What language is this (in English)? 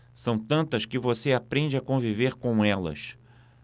Portuguese